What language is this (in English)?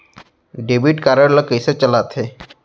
Chhattisgarhi